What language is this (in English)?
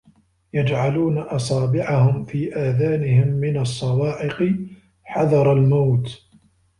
Arabic